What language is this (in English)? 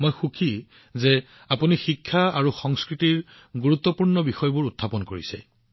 Assamese